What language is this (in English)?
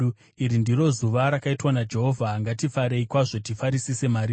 Shona